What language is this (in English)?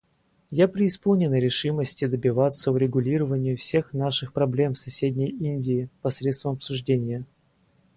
Russian